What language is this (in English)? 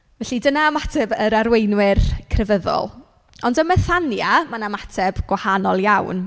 Welsh